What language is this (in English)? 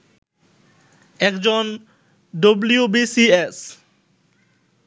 Bangla